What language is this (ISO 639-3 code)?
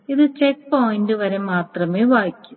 mal